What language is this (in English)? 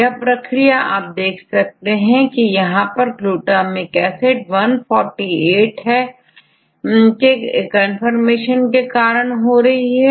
Hindi